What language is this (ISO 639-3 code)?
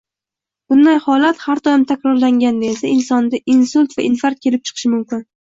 uzb